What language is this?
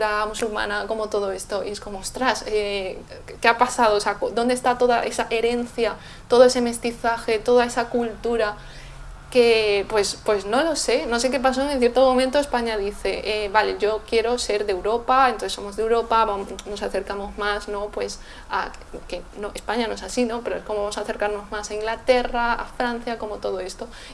Spanish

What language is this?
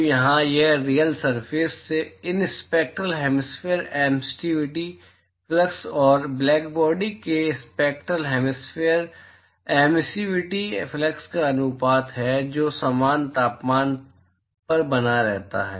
Hindi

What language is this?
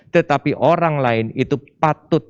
Indonesian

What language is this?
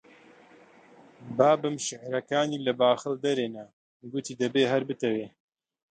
Central Kurdish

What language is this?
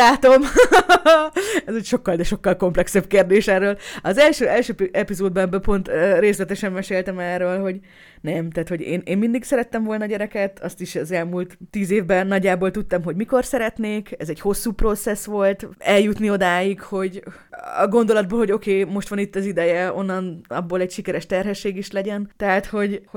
Hungarian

